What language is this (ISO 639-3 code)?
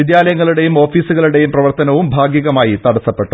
mal